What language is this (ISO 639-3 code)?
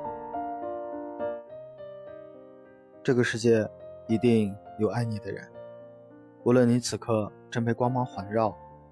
zho